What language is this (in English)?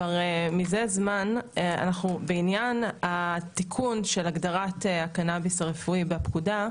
Hebrew